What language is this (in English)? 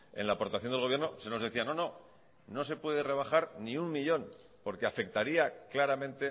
Spanish